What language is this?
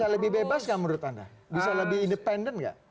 Indonesian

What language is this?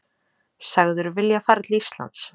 Icelandic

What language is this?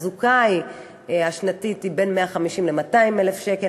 Hebrew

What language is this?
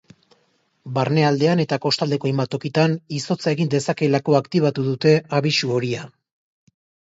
Basque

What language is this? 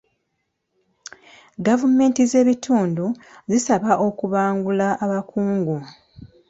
Ganda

